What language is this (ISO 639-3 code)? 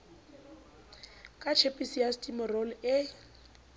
sot